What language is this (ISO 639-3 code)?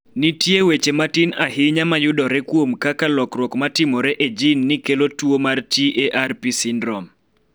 luo